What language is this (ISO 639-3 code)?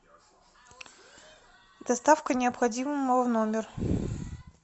rus